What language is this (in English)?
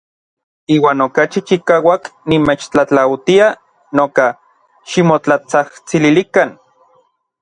Orizaba Nahuatl